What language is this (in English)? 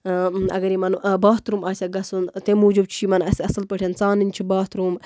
Kashmiri